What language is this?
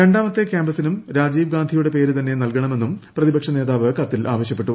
Malayalam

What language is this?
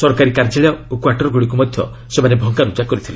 Odia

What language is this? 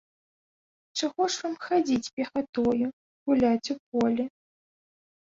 Belarusian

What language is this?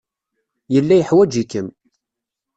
Kabyle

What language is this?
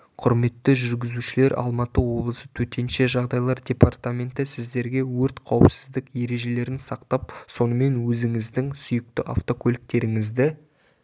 Kazakh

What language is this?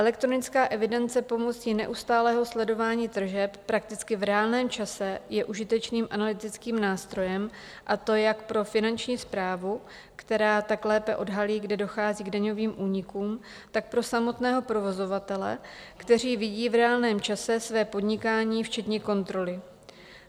Czech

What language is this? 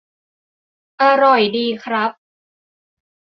Thai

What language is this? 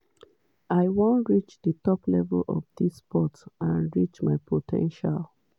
Nigerian Pidgin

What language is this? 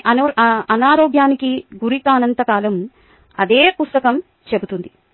Telugu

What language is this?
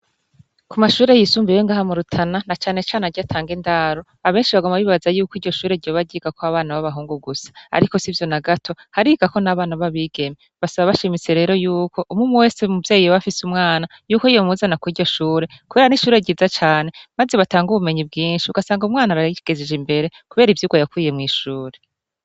Rundi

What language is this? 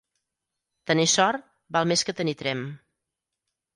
Catalan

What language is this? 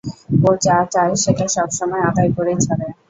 Bangla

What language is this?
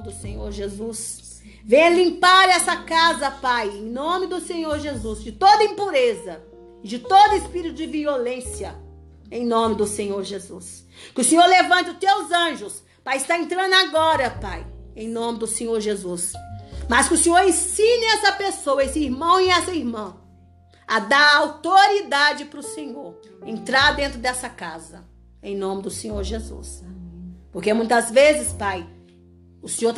Portuguese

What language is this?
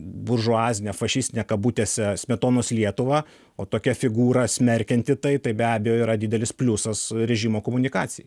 Lithuanian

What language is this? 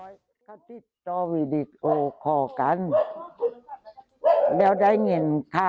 Thai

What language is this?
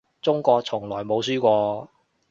Cantonese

